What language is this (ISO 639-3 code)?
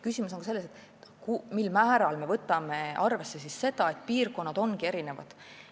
est